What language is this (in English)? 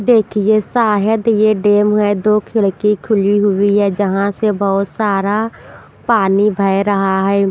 Hindi